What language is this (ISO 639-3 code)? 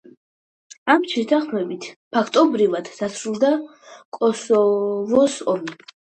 kat